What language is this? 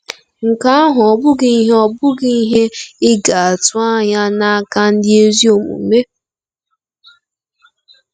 Igbo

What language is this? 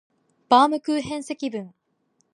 Japanese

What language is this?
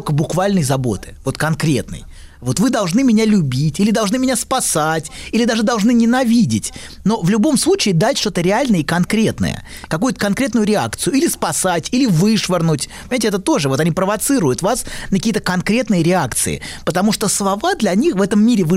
Russian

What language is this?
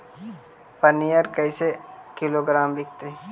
Magahi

